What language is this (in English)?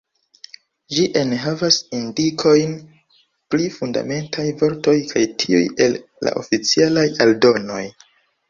Esperanto